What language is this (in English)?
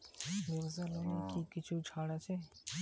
Bangla